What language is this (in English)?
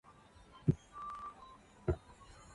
Luo (Kenya and Tanzania)